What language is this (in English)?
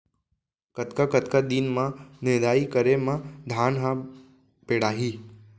Chhattisgarhi